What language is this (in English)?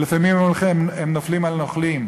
Hebrew